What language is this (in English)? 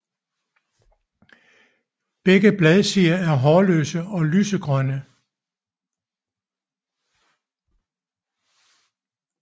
Danish